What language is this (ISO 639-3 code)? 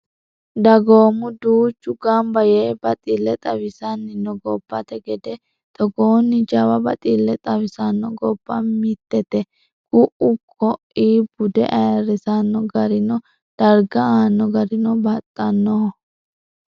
sid